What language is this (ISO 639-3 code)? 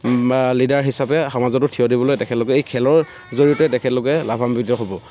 asm